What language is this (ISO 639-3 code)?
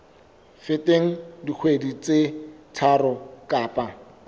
sot